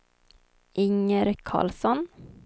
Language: Swedish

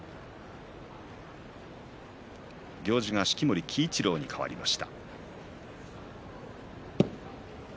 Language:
Japanese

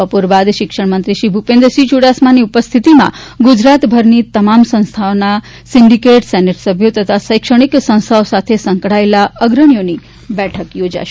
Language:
Gujarati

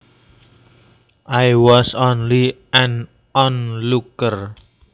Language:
Javanese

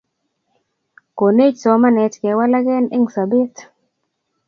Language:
Kalenjin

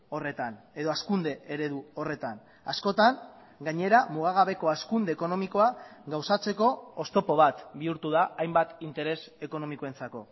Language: Basque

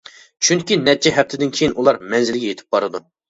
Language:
Uyghur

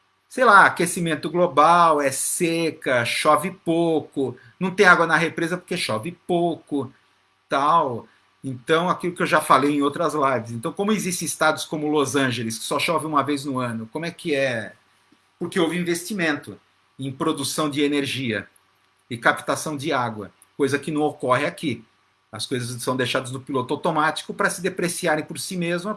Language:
Portuguese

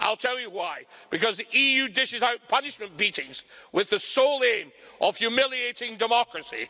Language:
English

